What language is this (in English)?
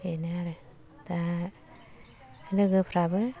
Bodo